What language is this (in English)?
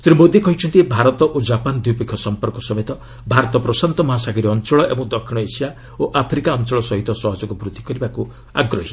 Odia